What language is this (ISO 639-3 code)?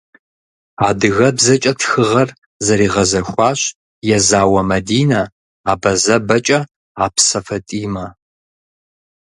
kbd